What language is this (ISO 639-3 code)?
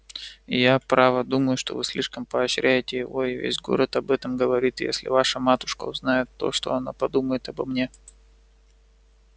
rus